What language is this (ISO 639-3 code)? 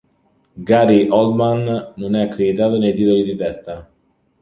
ita